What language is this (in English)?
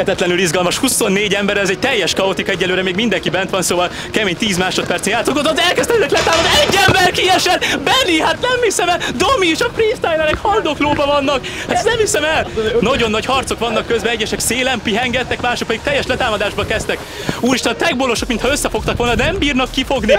Hungarian